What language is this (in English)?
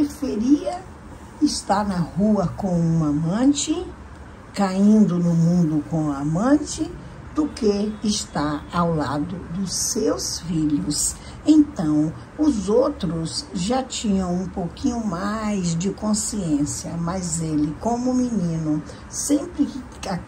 Portuguese